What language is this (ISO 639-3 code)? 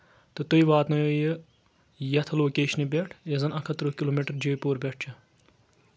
kas